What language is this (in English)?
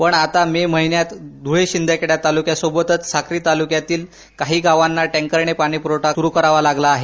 Marathi